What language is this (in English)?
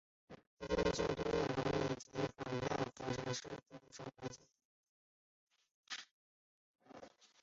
Chinese